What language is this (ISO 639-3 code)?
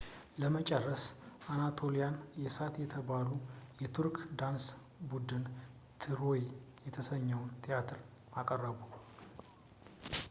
amh